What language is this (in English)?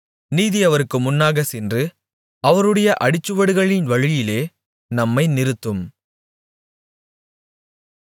Tamil